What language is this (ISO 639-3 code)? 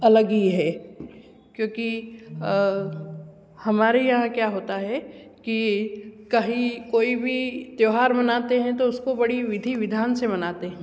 hin